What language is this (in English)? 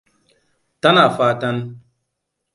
Hausa